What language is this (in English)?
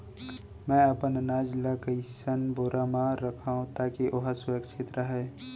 Chhattisgarhi